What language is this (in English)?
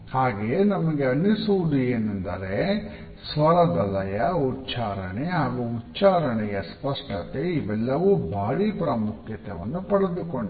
Kannada